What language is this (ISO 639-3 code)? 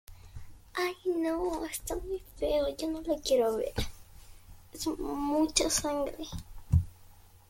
spa